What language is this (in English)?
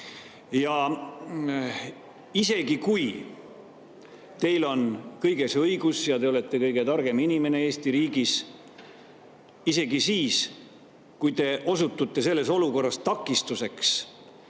Estonian